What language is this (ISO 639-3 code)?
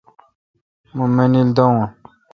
xka